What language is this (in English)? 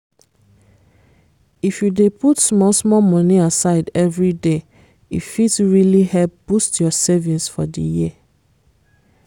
Nigerian Pidgin